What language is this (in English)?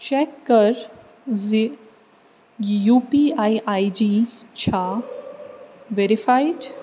Kashmiri